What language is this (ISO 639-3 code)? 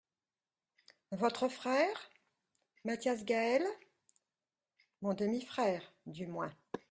fra